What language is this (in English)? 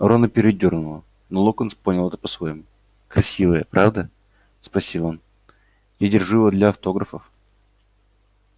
Russian